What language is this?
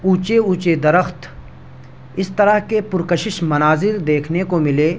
Urdu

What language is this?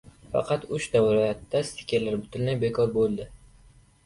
Uzbek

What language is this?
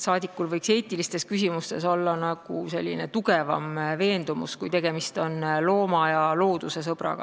Estonian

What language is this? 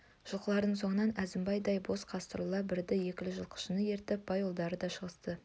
Kazakh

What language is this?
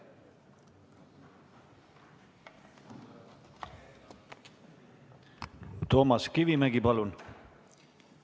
Estonian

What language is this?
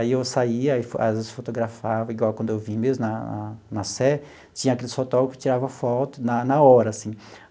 Portuguese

